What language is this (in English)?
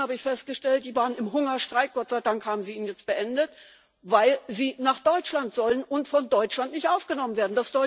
German